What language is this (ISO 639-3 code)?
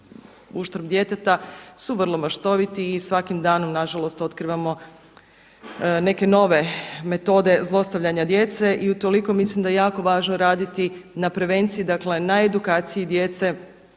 hrv